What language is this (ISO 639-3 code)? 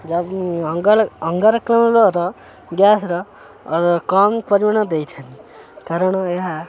ori